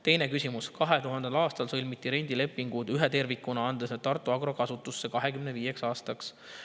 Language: Estonian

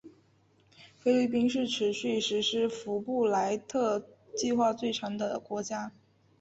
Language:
Chinese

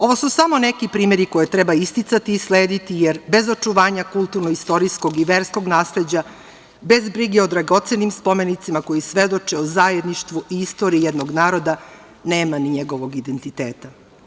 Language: Serbian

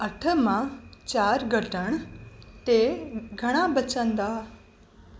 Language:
Sindhi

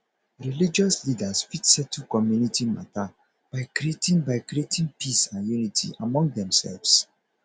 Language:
Nigerian Pidgin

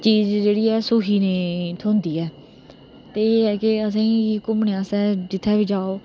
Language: Dogri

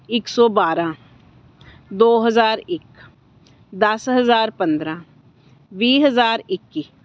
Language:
Punjabi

